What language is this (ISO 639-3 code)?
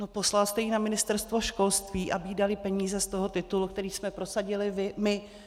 ces